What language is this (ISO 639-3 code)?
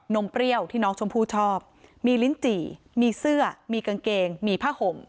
tha